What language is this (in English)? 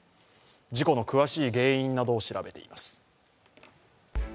Japanese